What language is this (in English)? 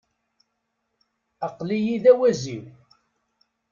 Kabyle